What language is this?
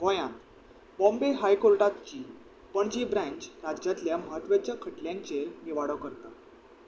Konkani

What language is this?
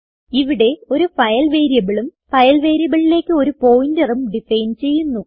Malayalam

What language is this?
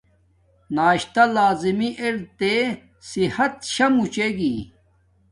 Domaaki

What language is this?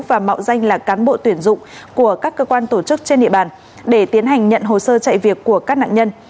Vietnamese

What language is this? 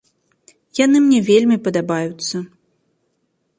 Belarusian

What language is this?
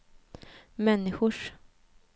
Swedish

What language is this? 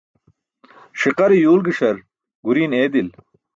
Burushaski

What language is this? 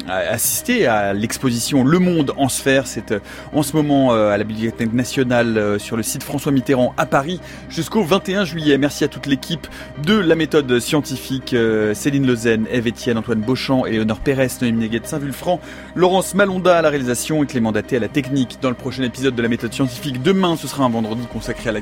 French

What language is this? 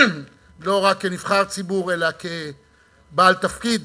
Hebrew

